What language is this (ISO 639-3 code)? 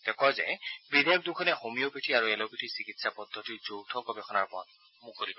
asm